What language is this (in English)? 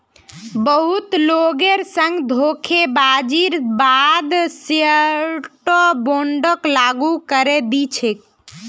Magahi